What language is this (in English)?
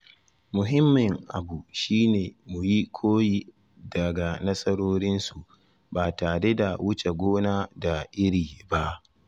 Hausa